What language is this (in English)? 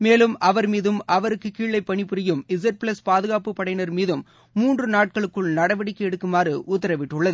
Tamil